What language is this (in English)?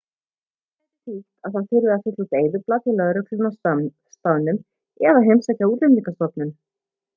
Icelandic